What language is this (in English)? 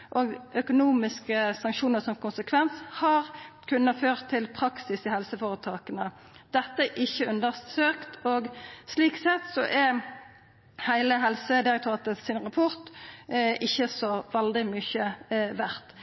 Norwegian Nynorsk